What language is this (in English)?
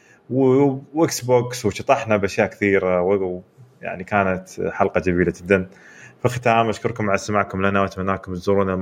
Arabic